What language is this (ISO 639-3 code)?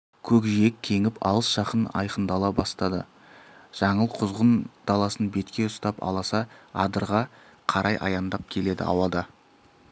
kaz